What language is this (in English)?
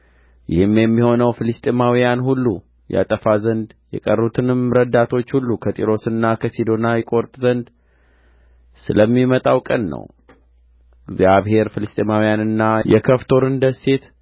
Amharic